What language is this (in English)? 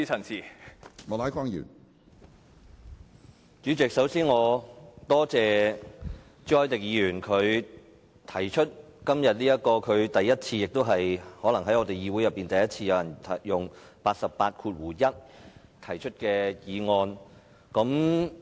Cantonese